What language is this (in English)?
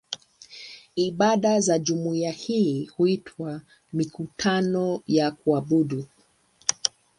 Swahili